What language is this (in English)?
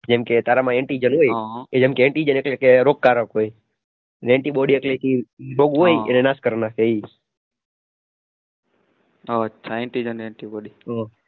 Gujarati